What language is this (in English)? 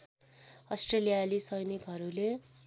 Nepali